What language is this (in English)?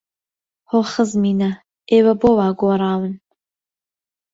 Central Kurdish